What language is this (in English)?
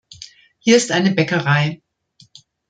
German